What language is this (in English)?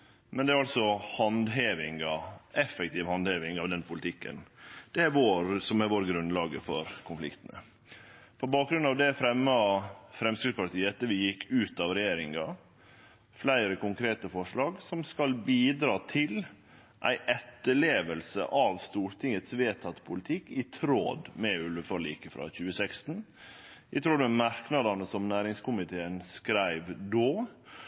Norwegian Nynorsk